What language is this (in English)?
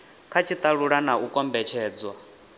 Venda